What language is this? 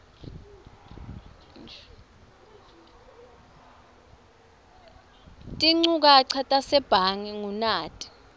Swati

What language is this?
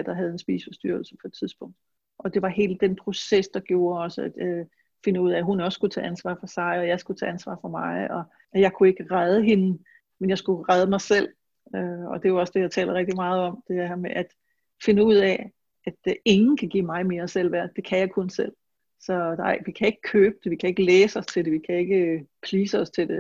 Danish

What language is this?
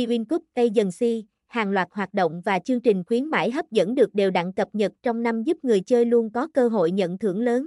Vietnamese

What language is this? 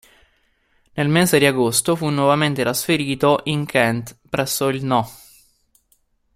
Italian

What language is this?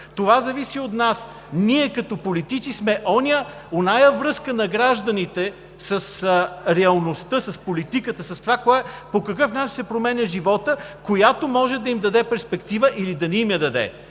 Bulgarian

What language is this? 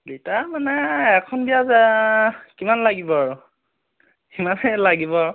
Assamese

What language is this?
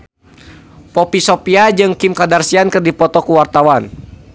Sundanese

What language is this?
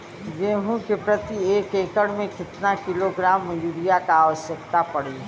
Bhojpuri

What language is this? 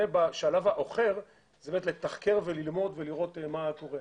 Hebrew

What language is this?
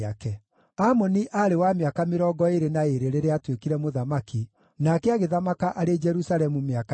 Kikuyu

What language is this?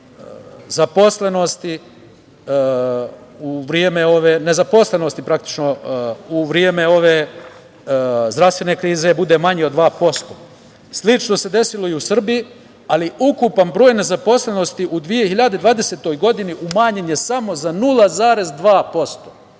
Serbian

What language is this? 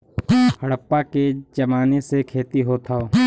Bhojpuri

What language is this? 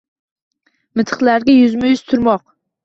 Uzbek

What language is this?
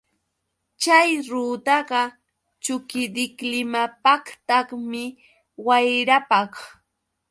Yauyos Quechua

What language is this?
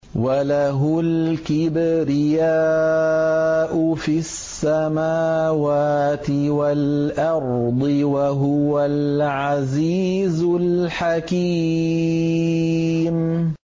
Arabic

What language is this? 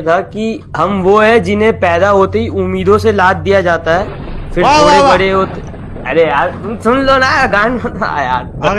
Hindi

